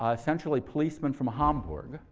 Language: English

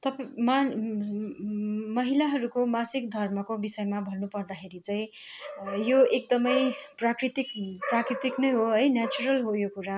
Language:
Nepali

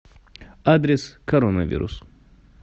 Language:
Russian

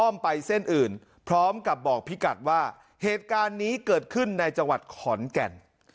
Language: Thai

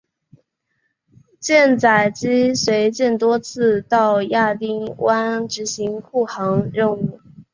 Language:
Chinese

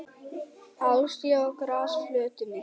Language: Icelandic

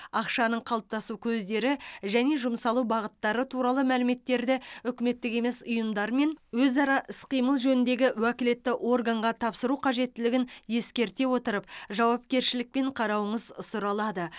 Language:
Kazakh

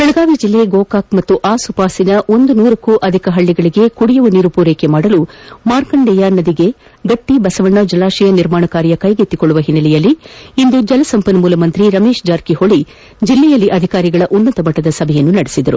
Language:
Kannada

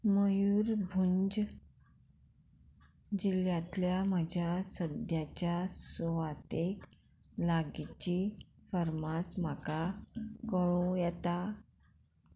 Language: Konkani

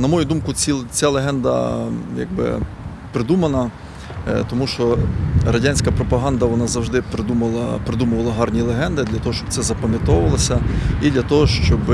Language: Ukrainian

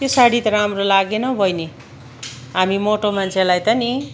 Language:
Nepali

